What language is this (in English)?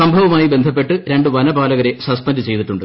Malayalam